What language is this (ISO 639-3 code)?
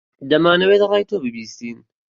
ckb